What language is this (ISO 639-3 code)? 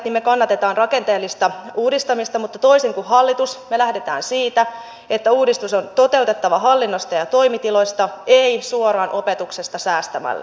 fin